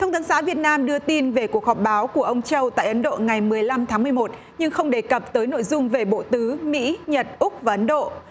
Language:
Vietnamese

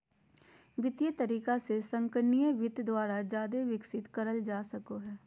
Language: Magahi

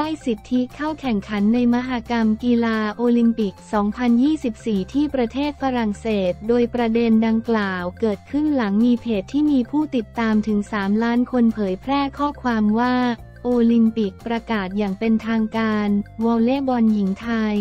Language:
Thai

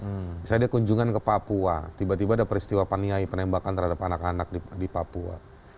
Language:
Indonesian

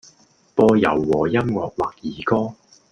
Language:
Cantonese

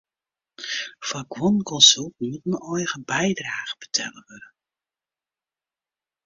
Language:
Western Frisian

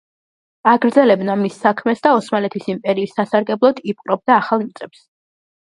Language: Georgian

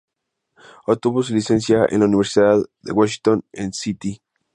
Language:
Spanish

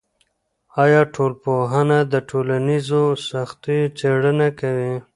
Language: Pashto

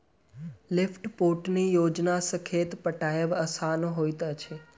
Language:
Maithili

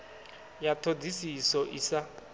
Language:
Venda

